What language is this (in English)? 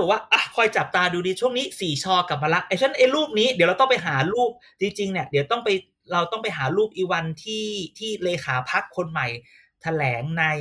Thai